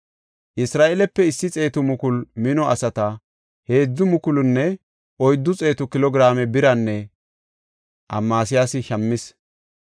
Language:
Gofa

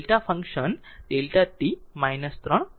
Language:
Gujarati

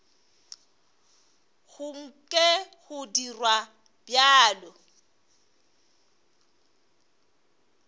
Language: Northern Sotho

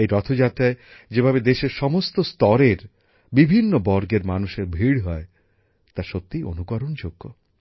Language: Bangla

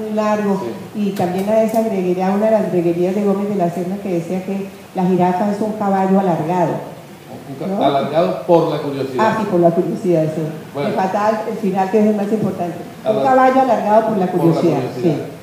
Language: Spanish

